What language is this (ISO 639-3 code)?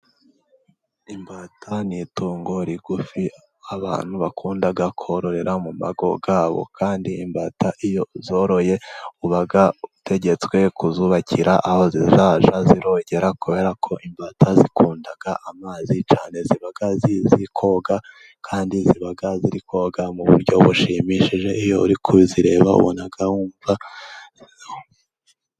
kin